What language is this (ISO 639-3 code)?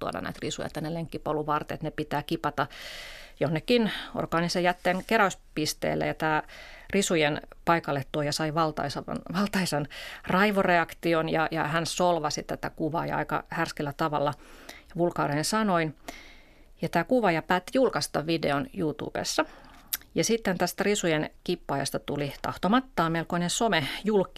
fin